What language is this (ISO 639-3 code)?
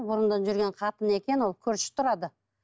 kaz